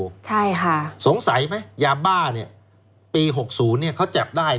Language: Thai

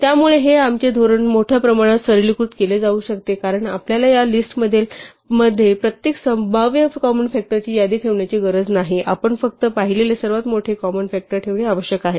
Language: Marathi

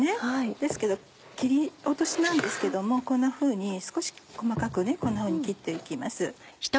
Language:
Japanese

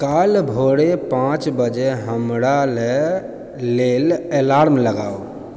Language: Maithili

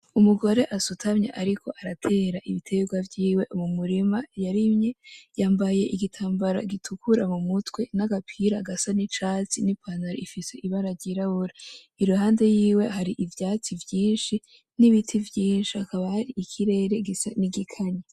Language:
Rundi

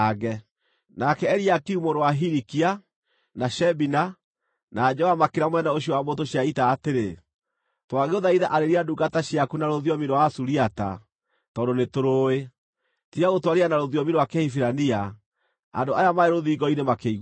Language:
Kikuyu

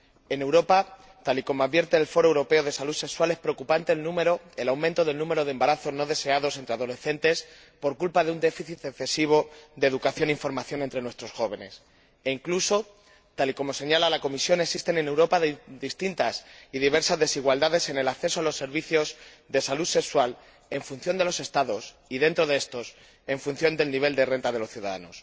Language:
Spanish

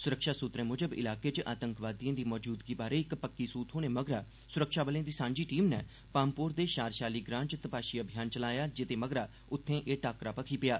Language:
Dogri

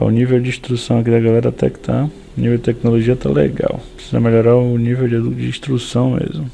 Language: Portuguese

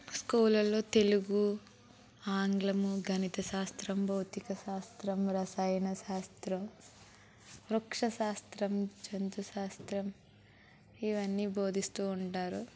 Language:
Telugu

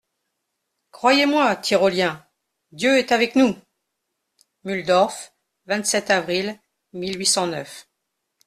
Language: French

